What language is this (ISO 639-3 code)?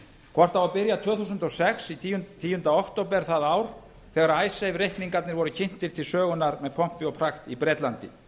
isl